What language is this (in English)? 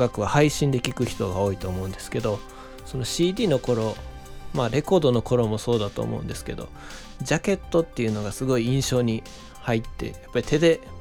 Japanese